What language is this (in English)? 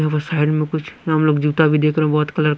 Hindi